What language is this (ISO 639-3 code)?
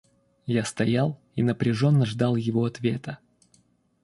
rus